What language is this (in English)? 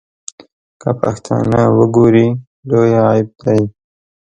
Pashto